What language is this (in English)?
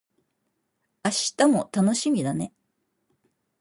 Japanese